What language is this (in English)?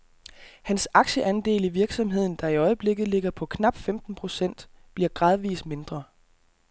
Danish